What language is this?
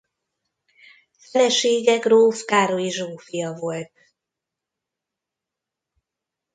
Hungarian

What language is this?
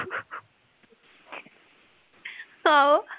Punjabi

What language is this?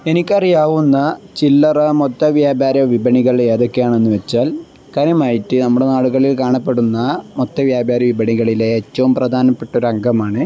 Malayalam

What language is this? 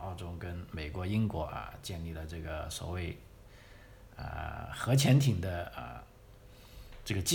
Chinese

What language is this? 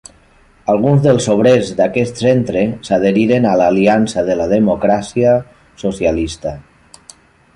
Catalan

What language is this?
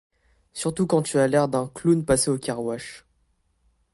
French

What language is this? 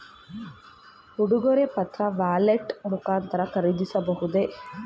Kannada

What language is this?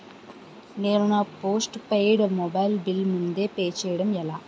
Telugu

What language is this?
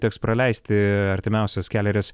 Lithuanian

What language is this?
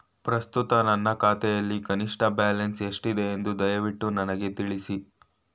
Kannada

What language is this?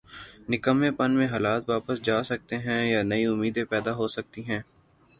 Urdu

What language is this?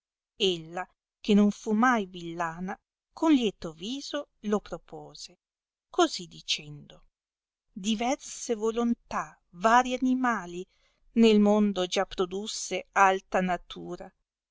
Italian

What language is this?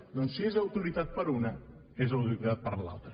Catalan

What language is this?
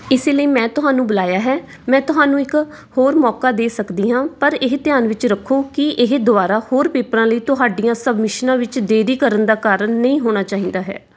Punjabi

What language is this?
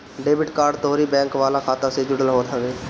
Bhojpuri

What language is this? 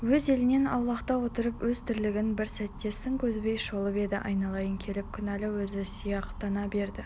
Kazakh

